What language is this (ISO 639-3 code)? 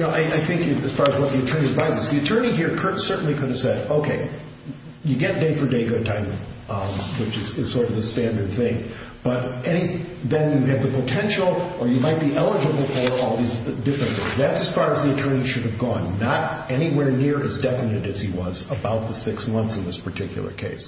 eng